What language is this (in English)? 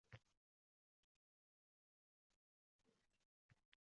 Uzbek